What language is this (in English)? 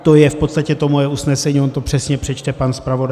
Czech